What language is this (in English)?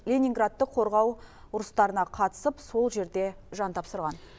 Kazakh